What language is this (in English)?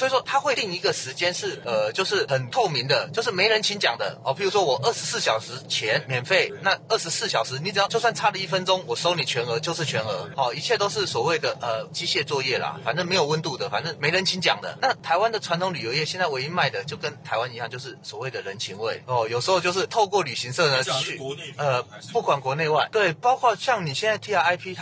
Chinese